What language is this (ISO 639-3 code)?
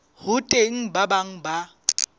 sot